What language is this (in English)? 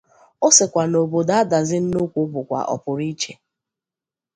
Igbo